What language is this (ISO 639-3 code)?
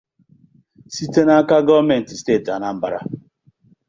ibo